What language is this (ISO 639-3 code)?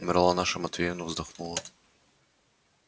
rus